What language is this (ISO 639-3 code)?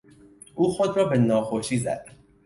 fas